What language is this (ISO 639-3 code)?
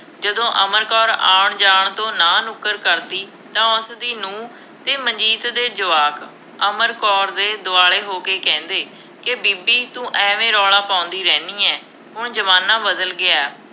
pan